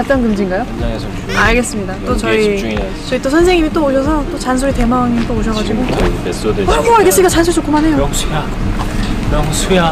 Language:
Korean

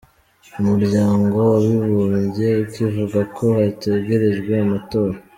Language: Kinyarwanda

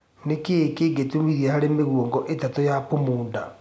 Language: Kikuyu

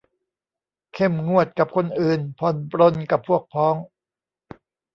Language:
Thai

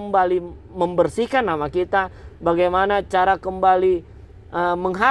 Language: Indonesian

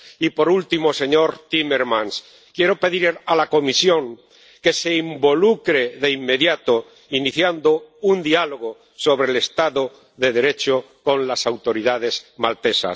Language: Spanish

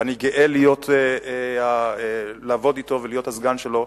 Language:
Hebrew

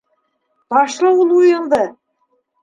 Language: Bashkir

